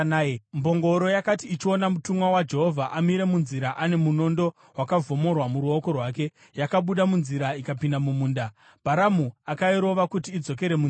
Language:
Shona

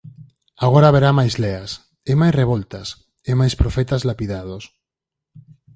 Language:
Galician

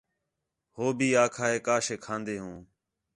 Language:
Khetrani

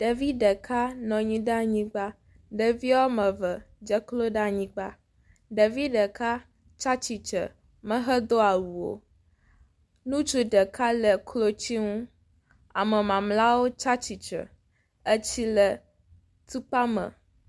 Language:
Ewe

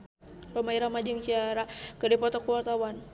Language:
Sundanese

